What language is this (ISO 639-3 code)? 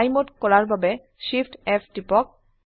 asm